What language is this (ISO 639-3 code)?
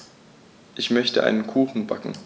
deu